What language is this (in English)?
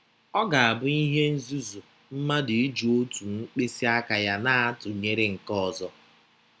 Igbo